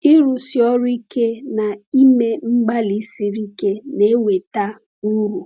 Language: Igbo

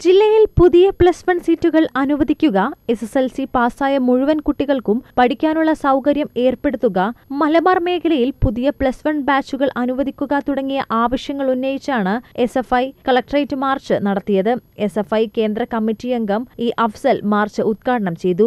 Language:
Malayalam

